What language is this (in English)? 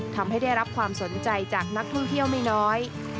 Thai